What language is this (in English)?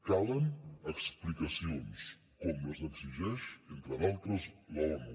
Catalan